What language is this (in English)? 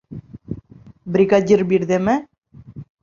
Bashkir